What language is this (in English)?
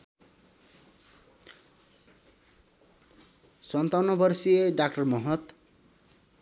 Nepali